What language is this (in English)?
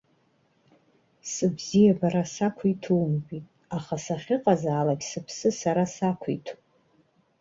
Abkhazian